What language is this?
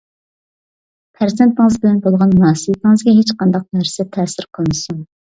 Uyghur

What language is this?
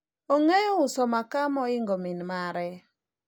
Luo (Kenya and Tanzania)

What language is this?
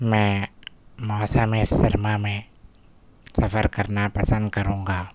Urdu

